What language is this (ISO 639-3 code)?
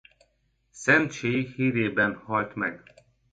hun